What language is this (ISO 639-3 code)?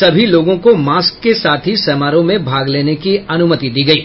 hin